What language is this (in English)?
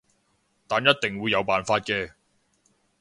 Cantonese